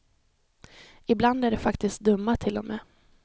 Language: Swedish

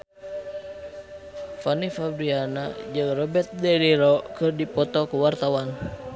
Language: Sundanese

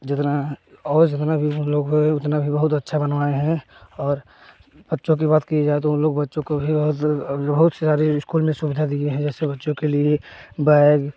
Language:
Hindi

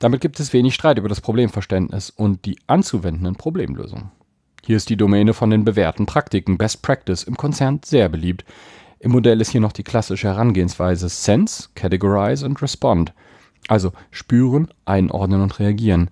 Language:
German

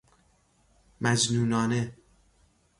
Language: Persian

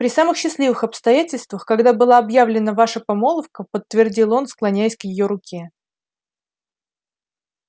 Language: Russian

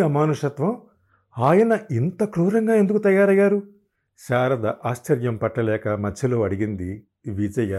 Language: Telugu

